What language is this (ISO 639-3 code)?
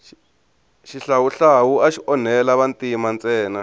tso